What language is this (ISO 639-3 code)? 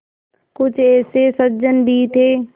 hin